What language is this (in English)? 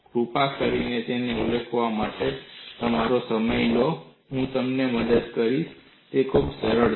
Gujarati